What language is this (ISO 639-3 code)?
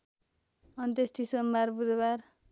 nep